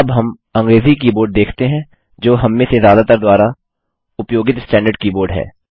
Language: Hindi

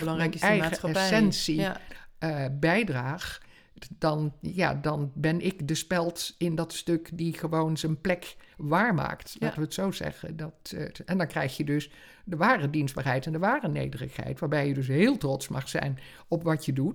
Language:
Dutch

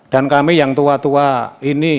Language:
Indonesian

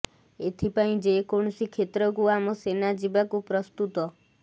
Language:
Odia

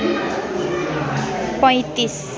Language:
Nepali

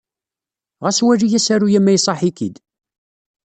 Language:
Kabyle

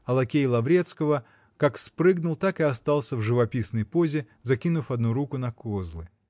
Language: Russian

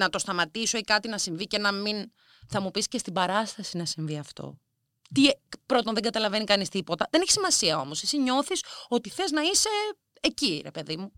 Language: Greek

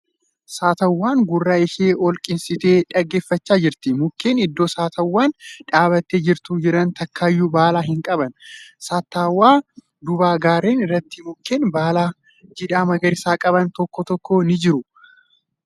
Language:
Oromo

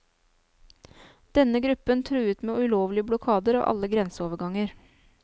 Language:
Norwegian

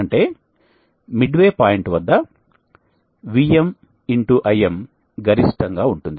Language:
Telugu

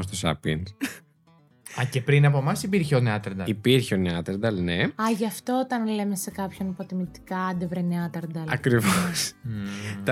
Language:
Greek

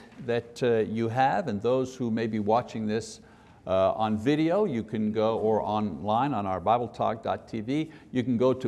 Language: English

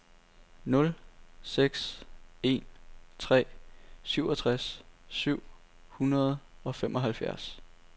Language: Danish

